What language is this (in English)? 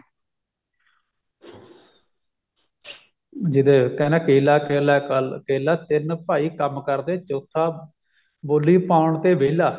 Punjabi